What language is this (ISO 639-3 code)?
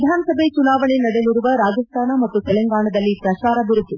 kan